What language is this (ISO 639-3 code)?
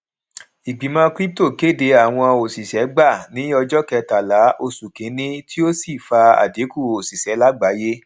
yor